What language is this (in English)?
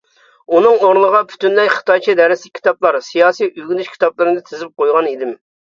Uyghur